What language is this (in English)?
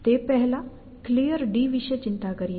Gujarati